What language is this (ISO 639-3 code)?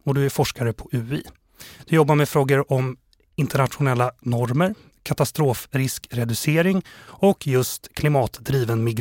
swe